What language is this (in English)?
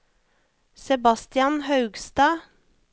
Norwegian